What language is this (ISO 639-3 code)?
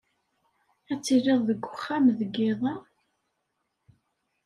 kab